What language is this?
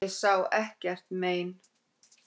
Icelandic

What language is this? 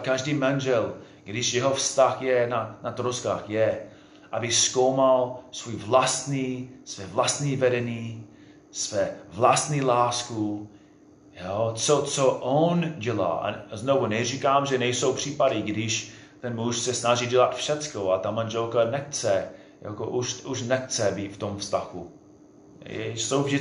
Czech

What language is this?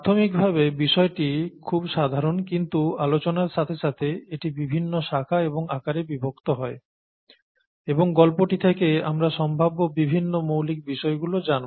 Bangla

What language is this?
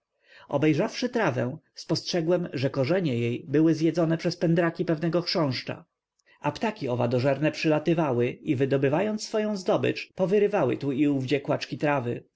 Polish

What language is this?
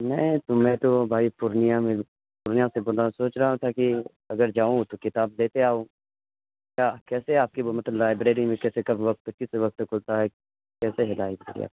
Urdu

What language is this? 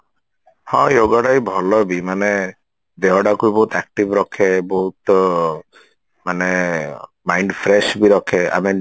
Odia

